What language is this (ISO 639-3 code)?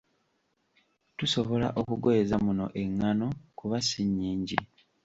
lug